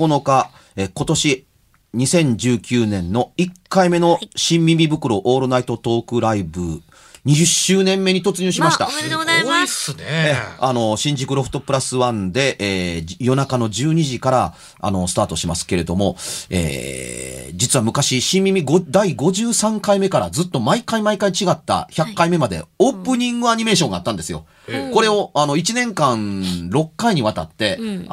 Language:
Japanese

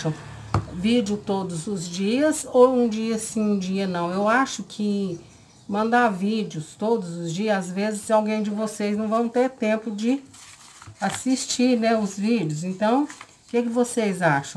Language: Portuguese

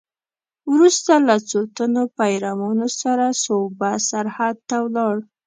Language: Pashto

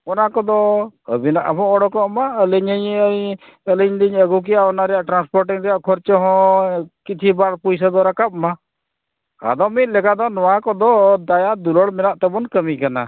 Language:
Santali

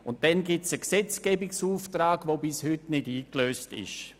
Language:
Swiss German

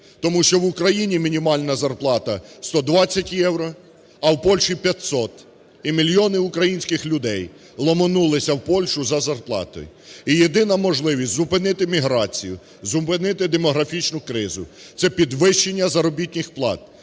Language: Ukrainian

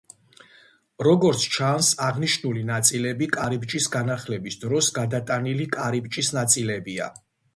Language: Georgian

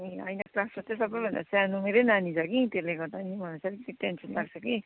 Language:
Nepali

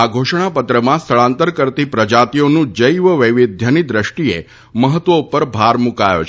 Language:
Gujarati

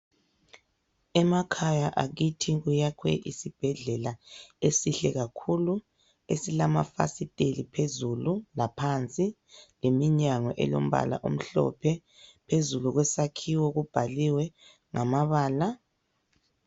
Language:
North Ndebele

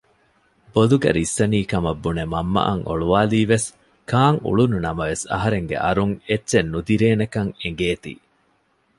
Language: Divehi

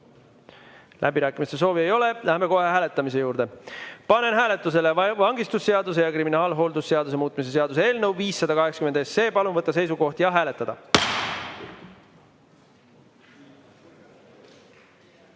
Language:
Estonian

